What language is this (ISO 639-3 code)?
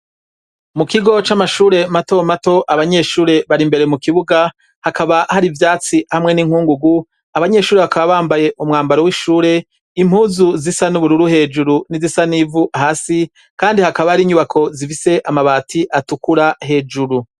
run